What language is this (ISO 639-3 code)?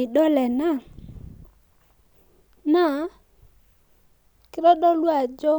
mas